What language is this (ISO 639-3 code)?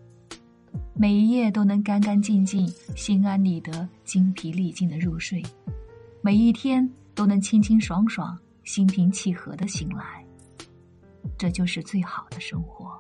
zho